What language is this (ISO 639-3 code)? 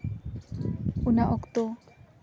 sat